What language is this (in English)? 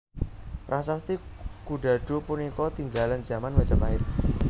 Javanese